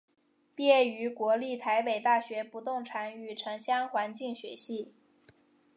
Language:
Chinese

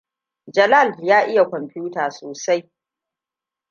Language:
Hausa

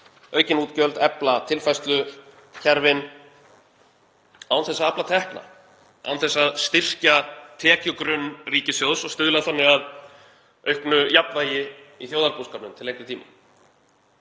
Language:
Icelandic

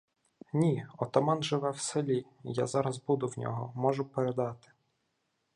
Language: Ukrainian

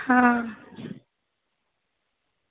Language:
Dogri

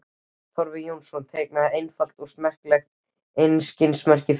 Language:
Icelandic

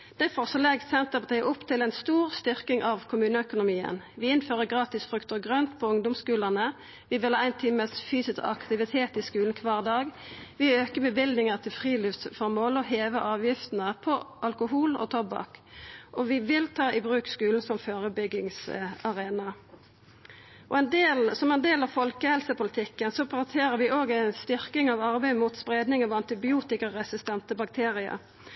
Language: Norwegian Nynorsk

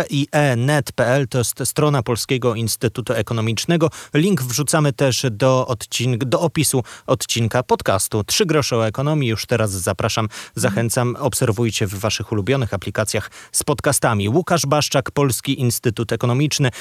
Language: Polish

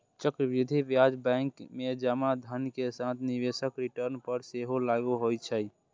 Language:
Maithili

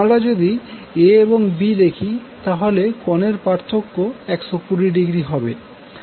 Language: Bangla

